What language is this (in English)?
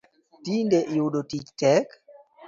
Luo (Kenya and Tanzania)